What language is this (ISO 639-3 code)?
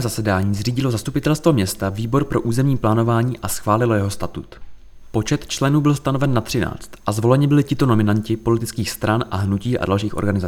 ces